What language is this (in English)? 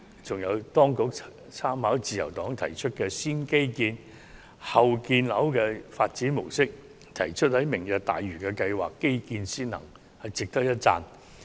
Cantonese